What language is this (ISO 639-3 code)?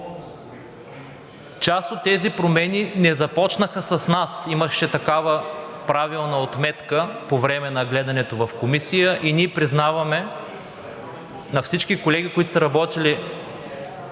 bul